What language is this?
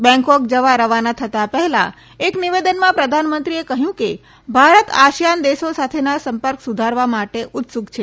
Gujarati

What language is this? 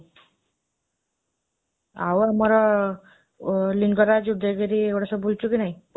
Odia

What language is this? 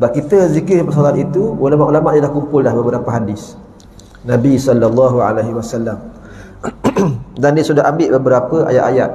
Malay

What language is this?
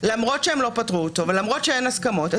Hebrew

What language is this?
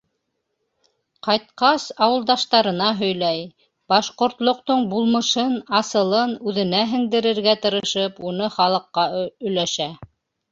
Bashkir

